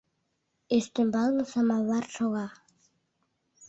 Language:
Mari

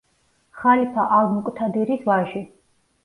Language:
Georgian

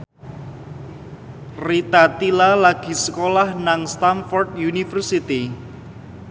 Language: Javanese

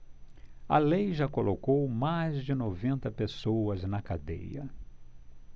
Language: Portuguese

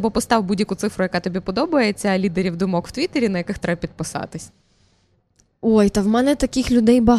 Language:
Ukrainian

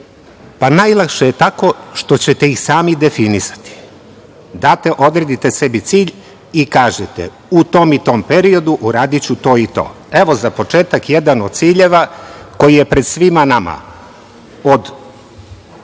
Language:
Serbian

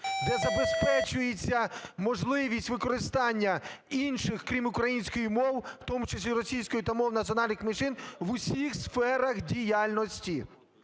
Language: Ukrainian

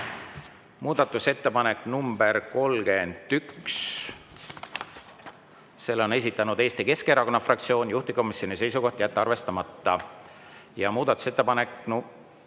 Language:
Estonian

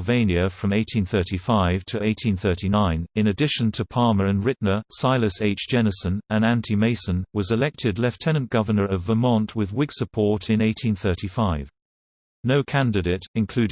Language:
English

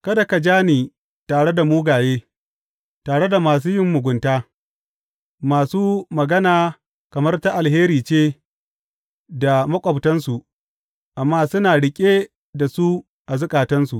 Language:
Hausa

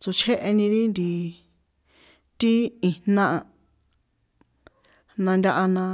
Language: San Juan Atzingo Popoloca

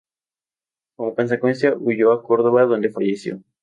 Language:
Spanish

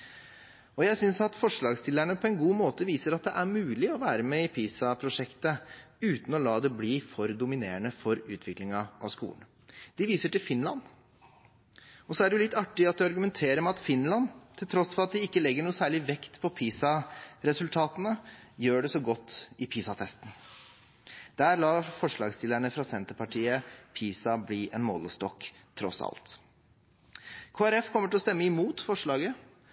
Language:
Norwegian Bokmål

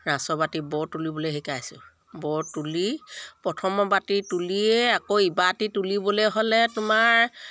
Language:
Assamese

